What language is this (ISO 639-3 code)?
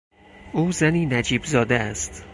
fas